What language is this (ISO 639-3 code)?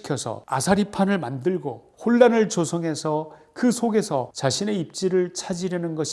kor